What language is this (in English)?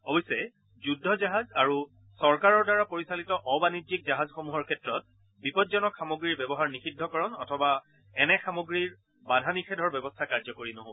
Assamese